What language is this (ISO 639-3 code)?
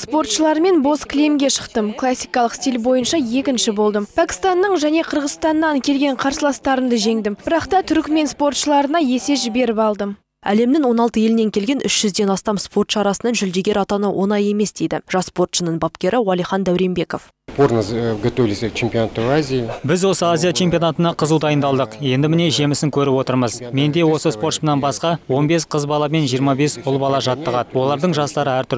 rus